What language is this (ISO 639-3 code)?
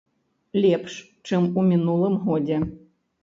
bel